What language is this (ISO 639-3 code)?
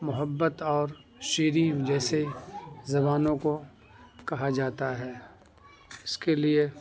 urd